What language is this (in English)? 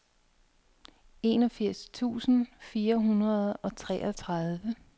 Danish